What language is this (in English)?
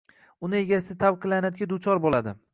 Uzbek